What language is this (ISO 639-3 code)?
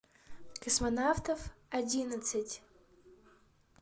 rus